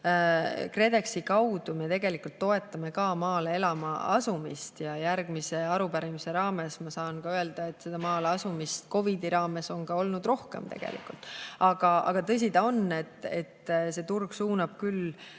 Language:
Estonian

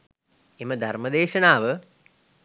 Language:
Sinhala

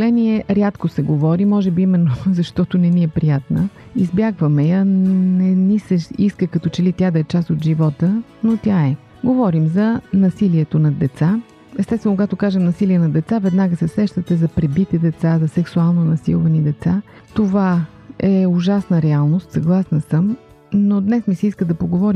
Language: Bulgarian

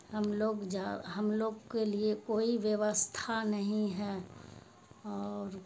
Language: Urdu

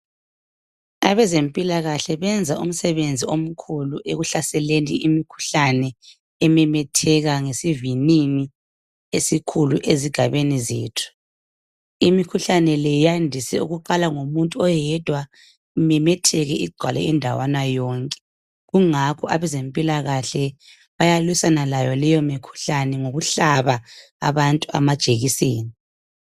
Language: North Ndebele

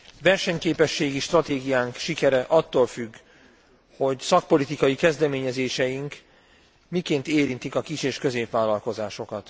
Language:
Hungarian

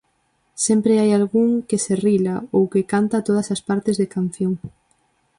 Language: Galician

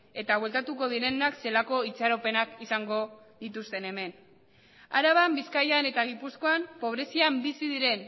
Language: Basque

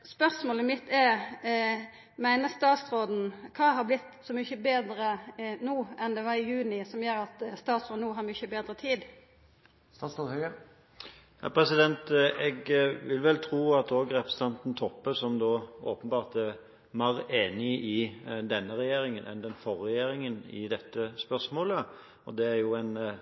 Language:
Norwegian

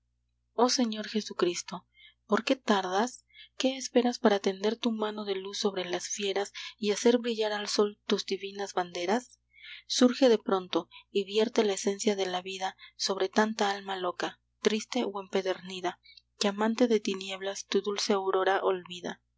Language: Spanish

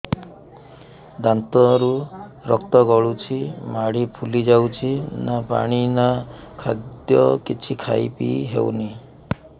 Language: Odia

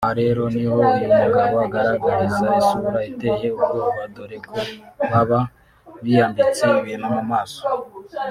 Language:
Kinyarwanda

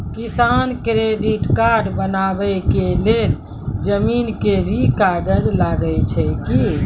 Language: Maithili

